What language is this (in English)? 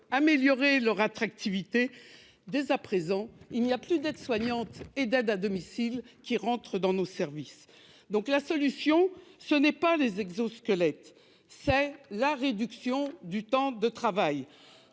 French